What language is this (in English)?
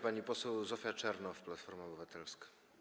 Polish